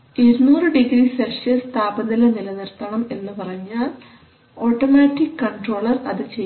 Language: Malayalam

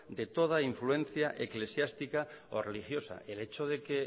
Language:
Spanish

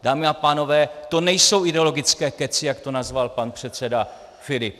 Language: Czech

